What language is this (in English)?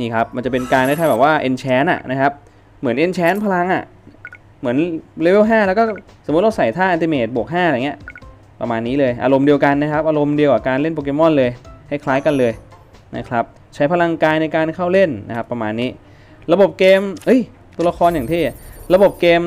Thai